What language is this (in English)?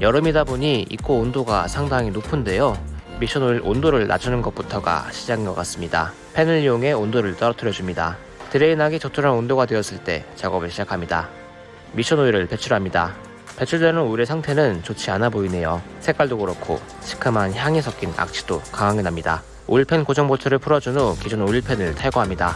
Korean